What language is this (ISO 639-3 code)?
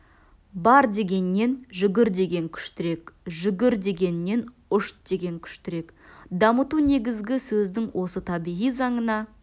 kaz